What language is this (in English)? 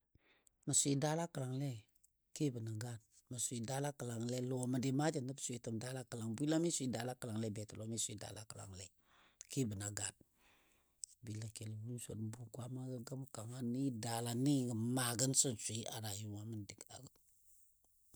Dadiya